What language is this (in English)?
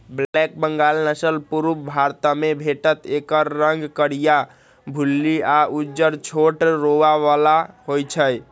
Magahi